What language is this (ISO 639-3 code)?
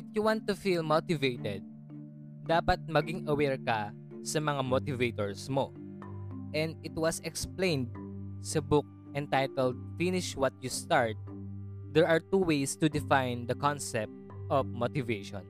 fil